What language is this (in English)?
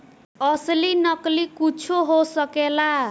Bhojpuri